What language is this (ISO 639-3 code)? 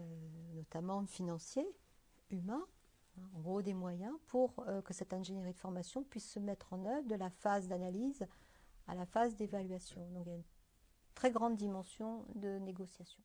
fra